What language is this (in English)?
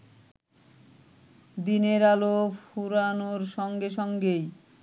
Bangla